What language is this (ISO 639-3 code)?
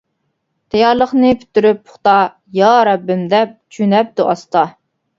uig